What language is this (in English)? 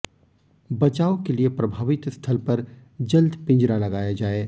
Hindi